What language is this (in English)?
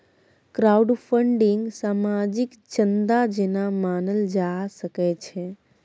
Maithili